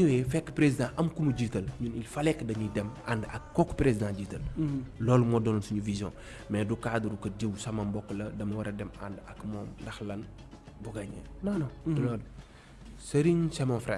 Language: French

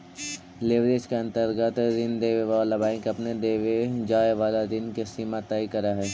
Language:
Magahi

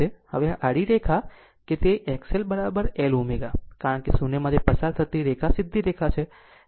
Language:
Gujarati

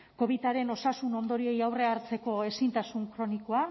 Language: Basque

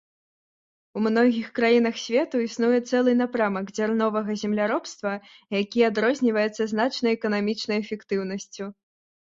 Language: Belarusian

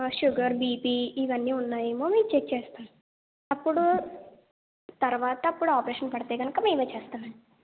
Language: Telugu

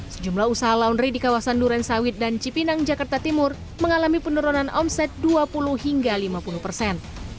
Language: Indonesian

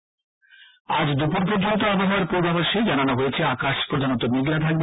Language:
Bangla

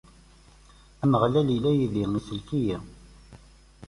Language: Kabyle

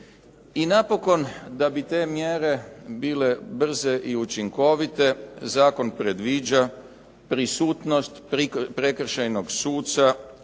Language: Croatian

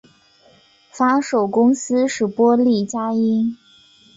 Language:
Chinese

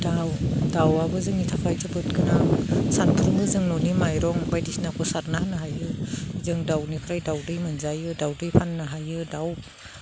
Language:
Bodo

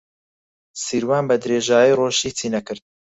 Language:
Central Kurdish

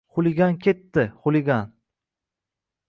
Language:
Uzbek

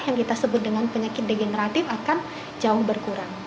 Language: Indonesian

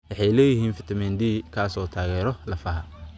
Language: Somali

